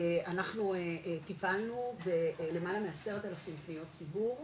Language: Hebrew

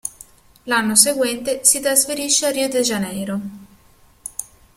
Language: Italian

